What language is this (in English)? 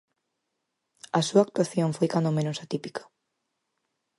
Galician